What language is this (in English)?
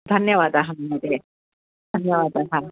Sanskrit